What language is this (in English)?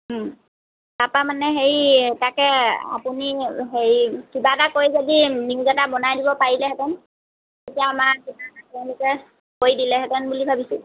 Assamese